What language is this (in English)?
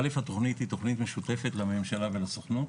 Hebrew